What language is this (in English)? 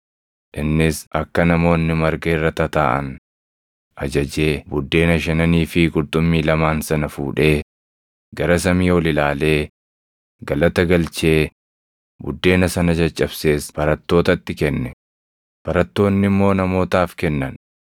Oromo